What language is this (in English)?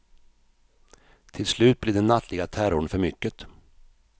Swedish